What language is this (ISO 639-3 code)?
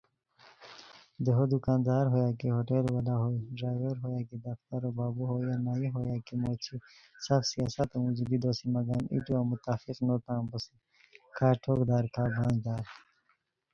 khw